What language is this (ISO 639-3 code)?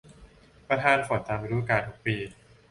tha